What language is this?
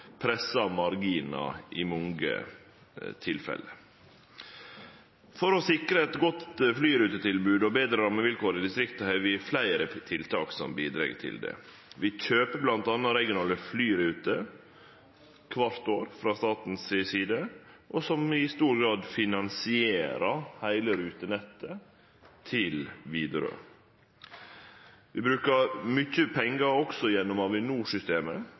Norwegian Nynorsk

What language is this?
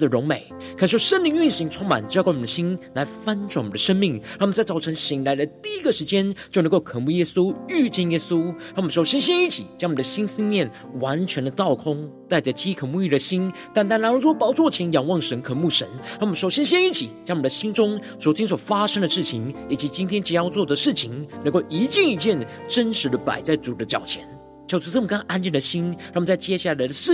Chinese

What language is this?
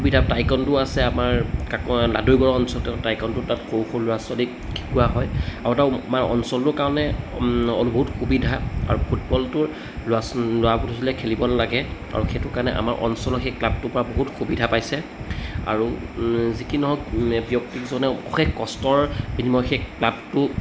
Assamese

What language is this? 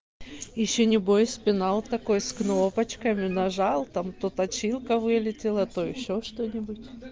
Russian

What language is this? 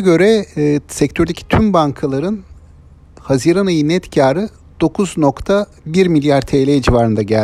Turkish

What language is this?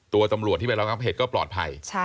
Thai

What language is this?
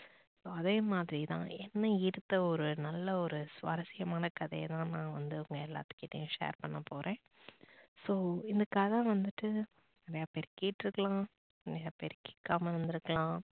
Tamil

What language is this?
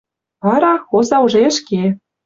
Western Mari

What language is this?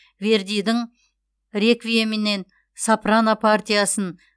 Kazakh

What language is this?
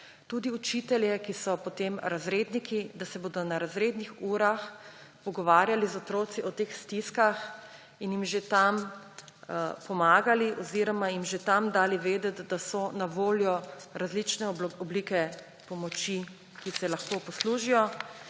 Slovenian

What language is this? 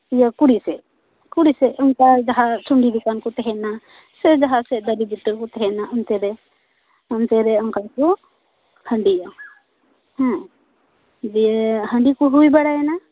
Santali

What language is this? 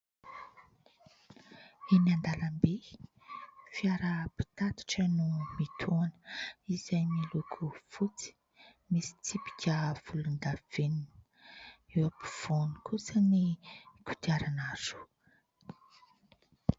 Malagasy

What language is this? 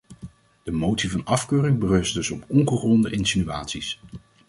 Dutch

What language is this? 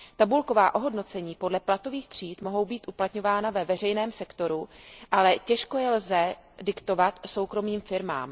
Czech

